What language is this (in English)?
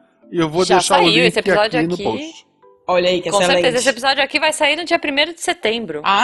Portuguese